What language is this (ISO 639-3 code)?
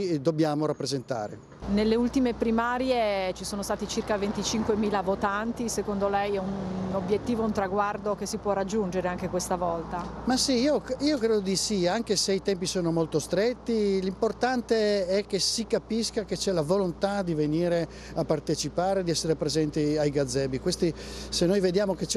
ita